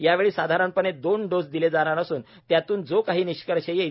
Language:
Marathi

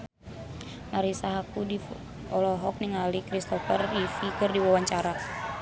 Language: Sundanese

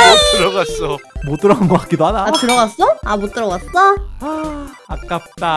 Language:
Korean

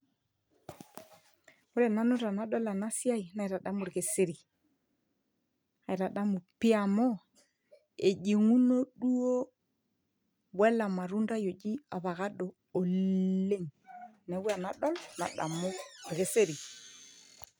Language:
Masai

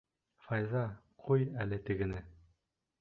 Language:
Bashkir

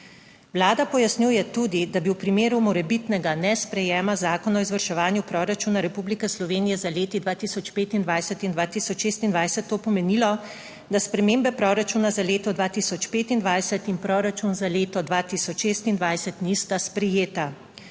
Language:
Slovenian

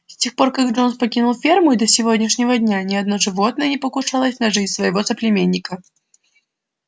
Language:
Russian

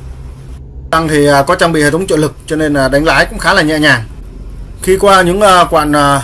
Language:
Vietnamese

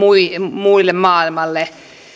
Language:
Finnish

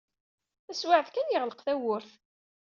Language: Kabyle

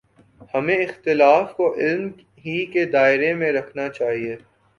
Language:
Urdu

